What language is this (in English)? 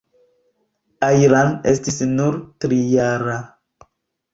Esperanto